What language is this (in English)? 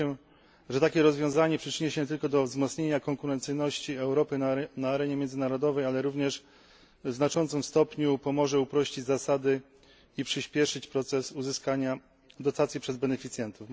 Polish